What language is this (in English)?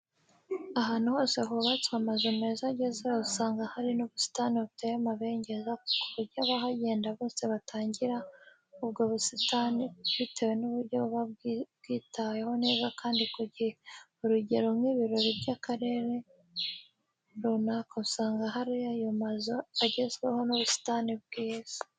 Kinyarwanda